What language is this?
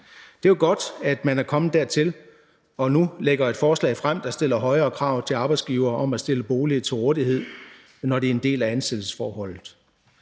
Danish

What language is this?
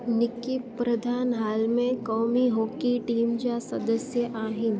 Sindhi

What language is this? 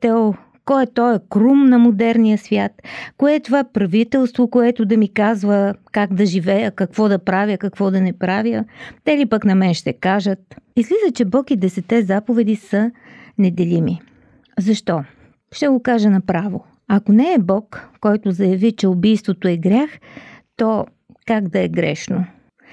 Bulgarian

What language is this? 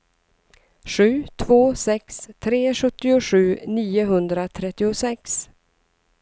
Swedish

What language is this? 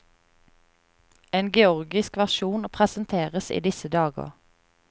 Norwegian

